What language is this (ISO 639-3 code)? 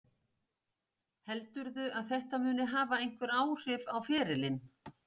isl